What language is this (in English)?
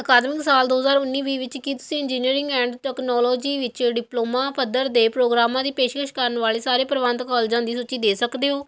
Punjabi